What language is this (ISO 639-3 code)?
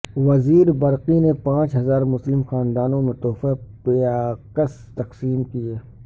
urd